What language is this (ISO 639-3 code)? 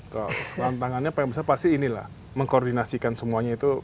ind